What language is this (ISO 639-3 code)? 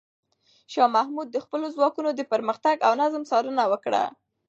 pus